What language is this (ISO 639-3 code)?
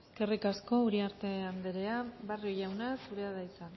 eus